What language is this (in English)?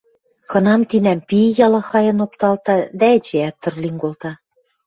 Western Mari